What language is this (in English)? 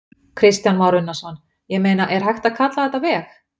Icelandic